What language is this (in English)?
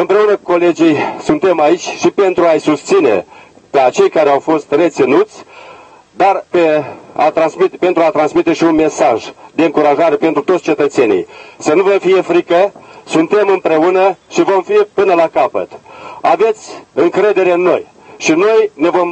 Romanian